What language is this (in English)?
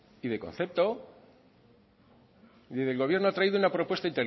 Spanish